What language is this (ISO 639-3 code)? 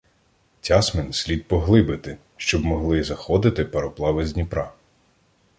ukr